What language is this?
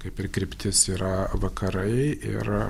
Lithuanian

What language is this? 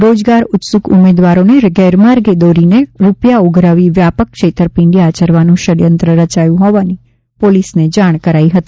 Gujarati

